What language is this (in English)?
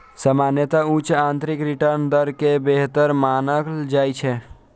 Maithili